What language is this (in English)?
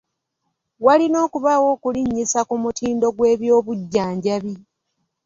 Ganda